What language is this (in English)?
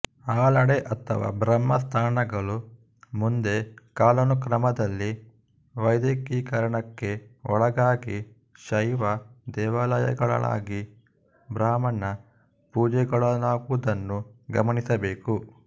Kannada